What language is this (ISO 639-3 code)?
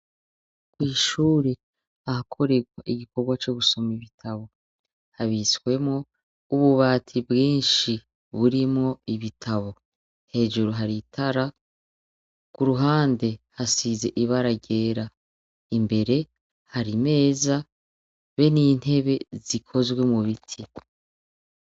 run